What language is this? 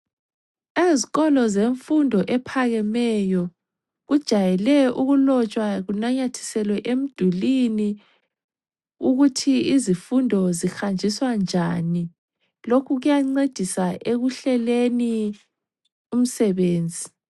North Ndebele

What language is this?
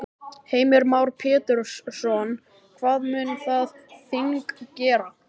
Icelandic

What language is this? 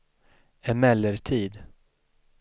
Swedish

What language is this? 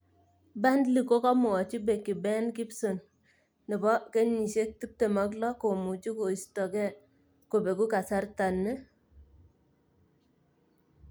Kalenjin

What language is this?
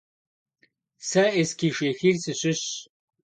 Kabardian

